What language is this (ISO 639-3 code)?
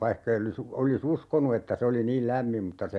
fin